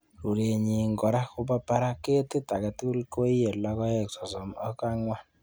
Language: Kalenjin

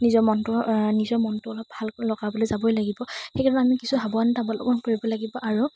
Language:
Assamese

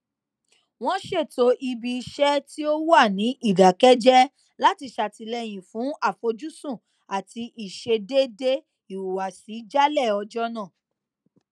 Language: Yoruba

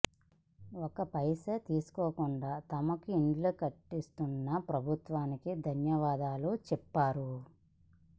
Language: Telugu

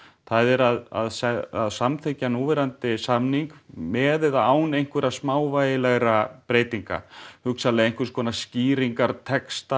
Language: Icelandic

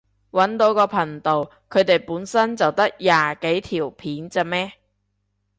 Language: Cantonese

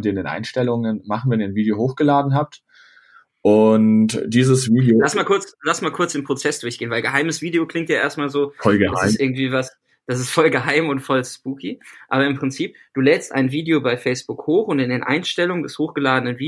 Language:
German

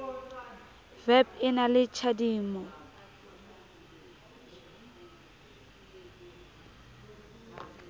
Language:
Southern Sotho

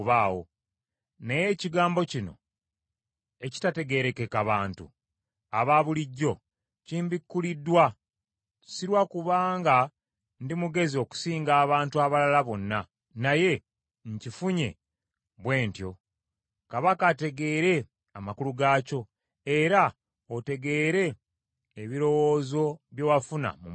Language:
Ganda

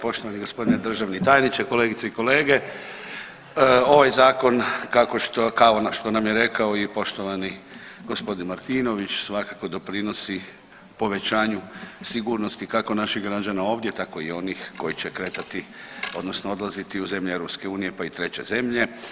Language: Croatian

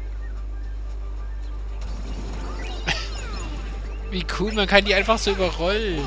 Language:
German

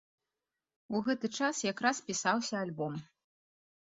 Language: Belarusian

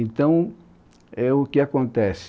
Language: Portuguese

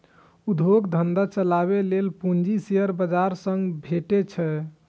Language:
Maithili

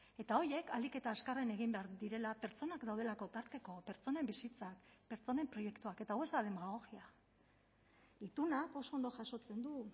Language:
Basque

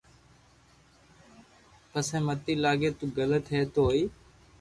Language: Loarki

